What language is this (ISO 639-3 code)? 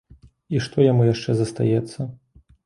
bel